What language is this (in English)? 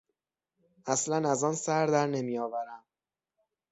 Persian